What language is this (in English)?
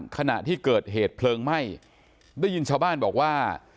Thai